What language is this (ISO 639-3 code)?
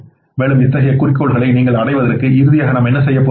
tam